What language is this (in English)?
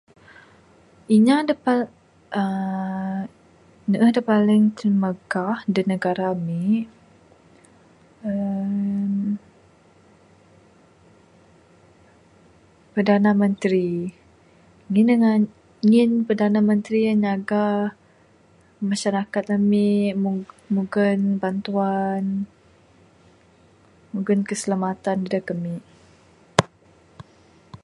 Bukar-Sadung Bidayuh